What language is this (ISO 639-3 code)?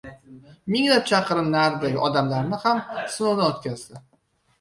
uzb